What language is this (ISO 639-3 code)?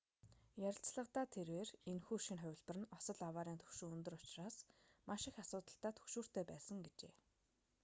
mon